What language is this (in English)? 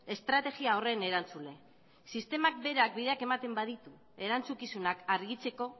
Basque